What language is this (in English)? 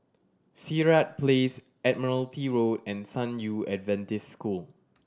English